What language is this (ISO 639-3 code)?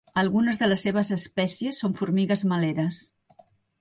cat